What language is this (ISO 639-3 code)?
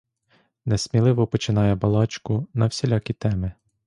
ukr